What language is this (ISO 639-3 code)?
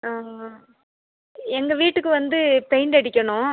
tam